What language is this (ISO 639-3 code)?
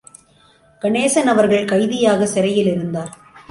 tam